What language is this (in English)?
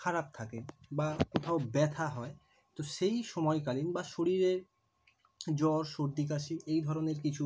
Bangla